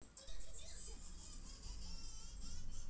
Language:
Russian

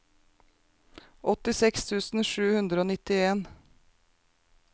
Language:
Norwegian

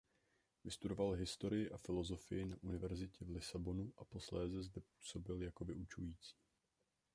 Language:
Czech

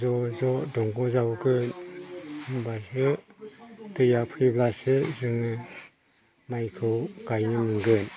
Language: Bodo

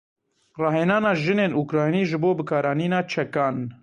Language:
Kurdish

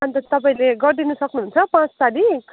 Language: Nepali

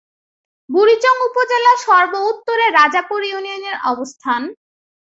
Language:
Bangla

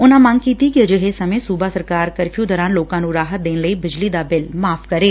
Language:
Punjabi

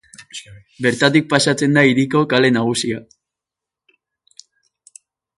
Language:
Basque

